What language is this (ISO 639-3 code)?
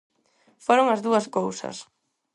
glg